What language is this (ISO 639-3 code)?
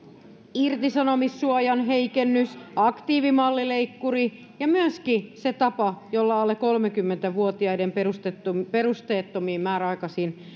fin